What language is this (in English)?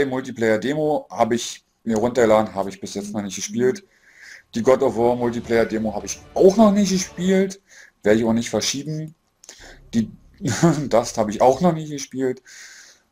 German